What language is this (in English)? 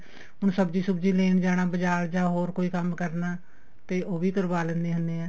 Punjabi